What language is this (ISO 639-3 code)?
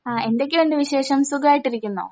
mal